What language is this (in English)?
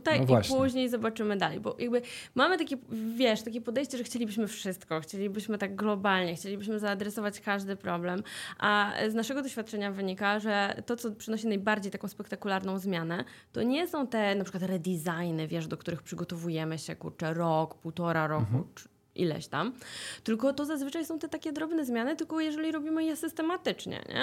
Polish